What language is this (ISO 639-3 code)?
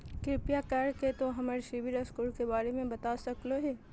mag